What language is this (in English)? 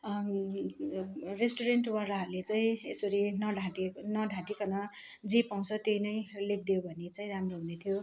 Nepali